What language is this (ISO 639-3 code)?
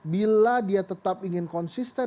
ind